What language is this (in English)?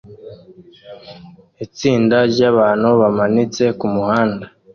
Kinyarwanda